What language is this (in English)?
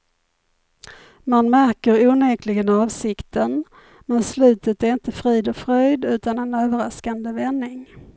Swedish